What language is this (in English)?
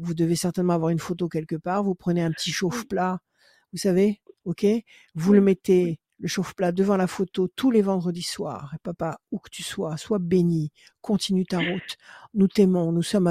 French